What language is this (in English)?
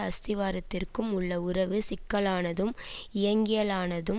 Tamil